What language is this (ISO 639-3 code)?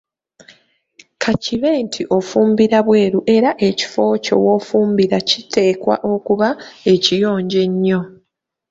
lug